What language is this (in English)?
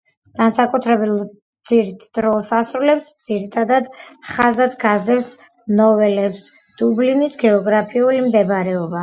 Georgian